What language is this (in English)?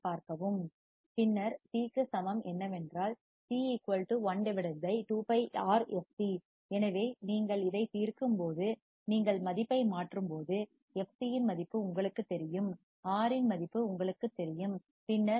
Tamil